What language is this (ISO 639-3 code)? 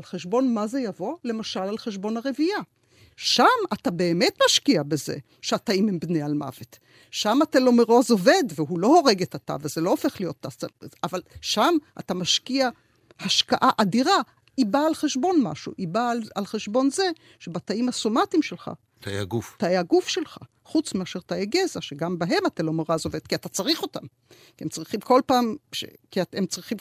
heb